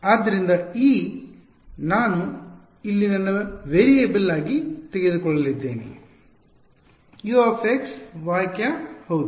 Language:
Kannada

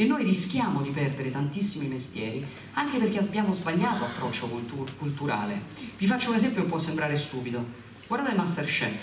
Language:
Italian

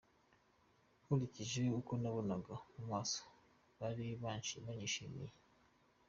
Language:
Kinyarwanda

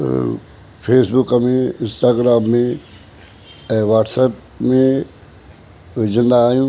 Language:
Sindhi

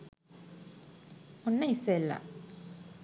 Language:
Sinhala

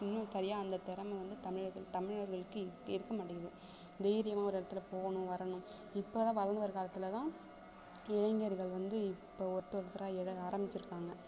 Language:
Tamil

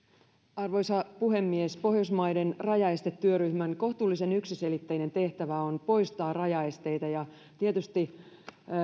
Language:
Finnish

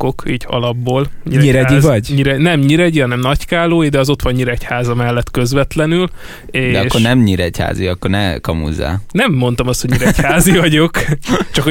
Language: Hungarian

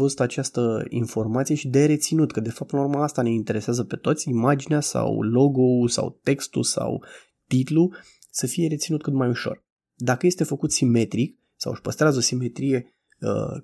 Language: Romanian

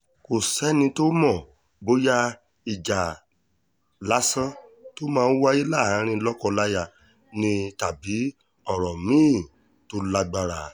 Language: Yoruba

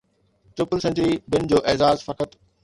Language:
Sindhi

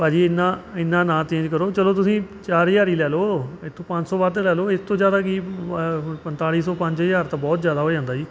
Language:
Punjabi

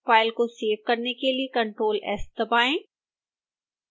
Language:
Hindi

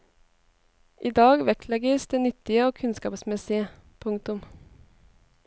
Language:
Norwegian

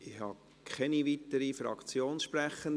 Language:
Swiss German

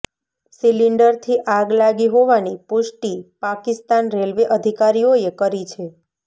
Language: Gujarati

